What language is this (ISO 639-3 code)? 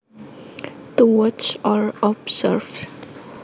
jav